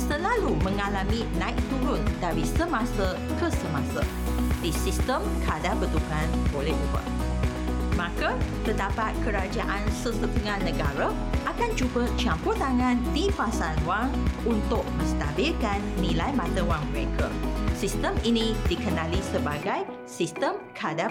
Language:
Malay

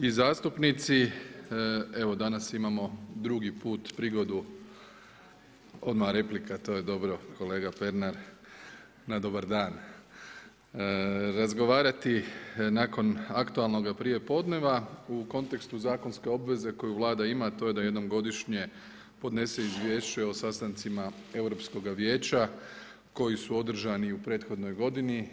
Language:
Croatian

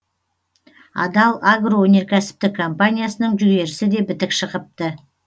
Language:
Kazakh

